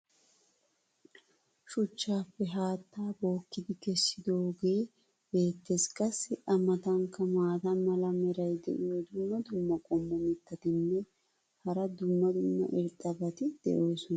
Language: Wolaytta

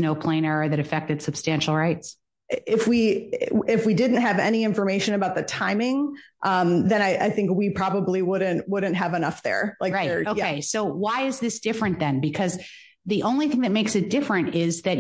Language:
English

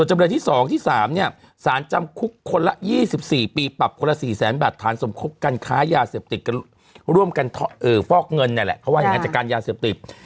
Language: Thai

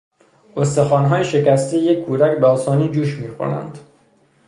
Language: Persian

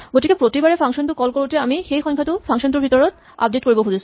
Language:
Assamese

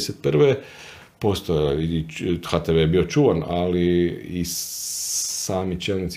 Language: Croatian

